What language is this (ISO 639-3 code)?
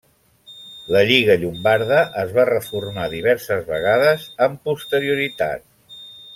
cat